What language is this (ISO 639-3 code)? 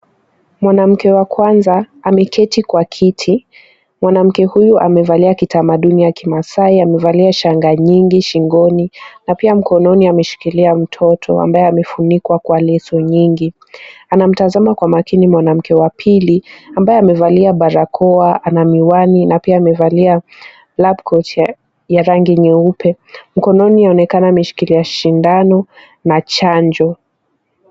swa